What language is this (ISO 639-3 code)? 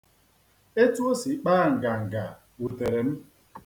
ibo